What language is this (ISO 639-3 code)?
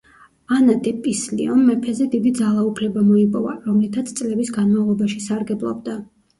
kat